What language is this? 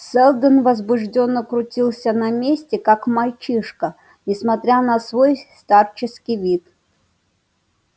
Russian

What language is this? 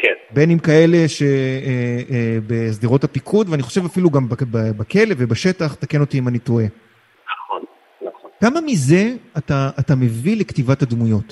Hebrew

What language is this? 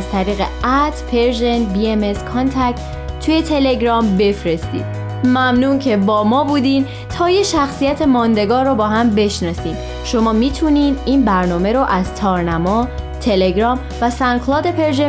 Persian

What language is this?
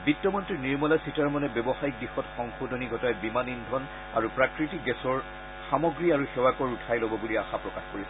Assamese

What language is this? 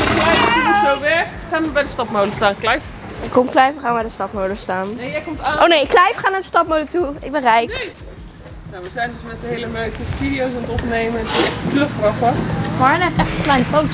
Dutch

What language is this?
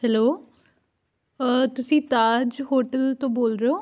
Punjabi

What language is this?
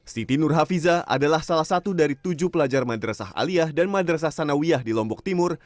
Indonesian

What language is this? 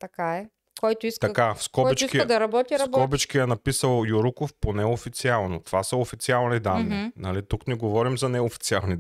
Bulgarian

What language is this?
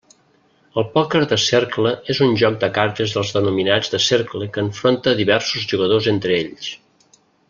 Catalan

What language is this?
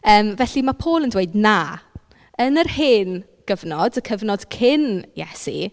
Welsh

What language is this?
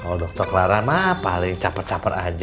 Indonesian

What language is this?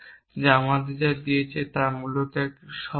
Bangla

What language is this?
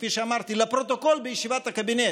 Hebrew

